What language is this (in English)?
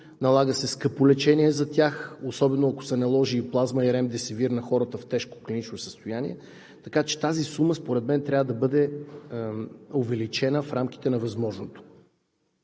Bulgarian